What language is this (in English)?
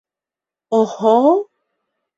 Bashkir